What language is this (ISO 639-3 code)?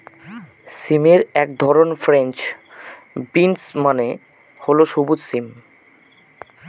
ben